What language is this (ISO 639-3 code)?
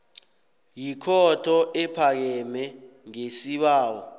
nbl